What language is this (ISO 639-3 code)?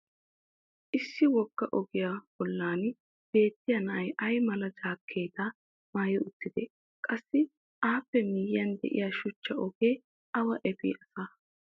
wal